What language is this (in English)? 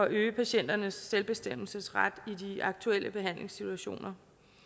Danish